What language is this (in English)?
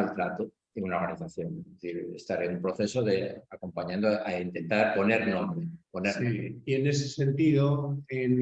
Spanish